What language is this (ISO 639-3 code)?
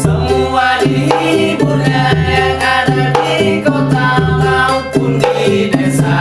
ind